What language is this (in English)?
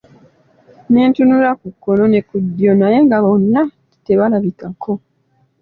Ganda